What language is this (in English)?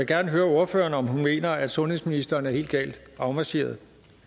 Danish